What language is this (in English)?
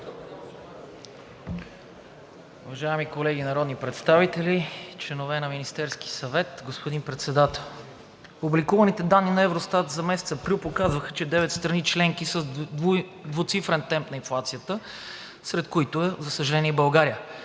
Bulgarian